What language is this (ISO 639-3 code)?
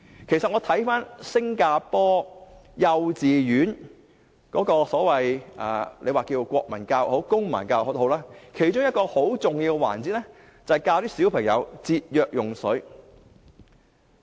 yue